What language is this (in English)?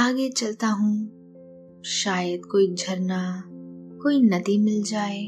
Hindi